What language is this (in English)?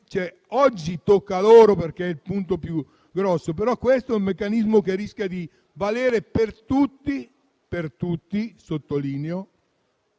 Italian